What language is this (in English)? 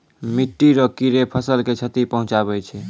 Maithili